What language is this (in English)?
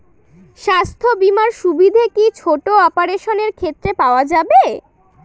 Bangla